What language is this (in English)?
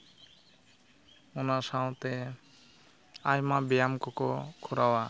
Santali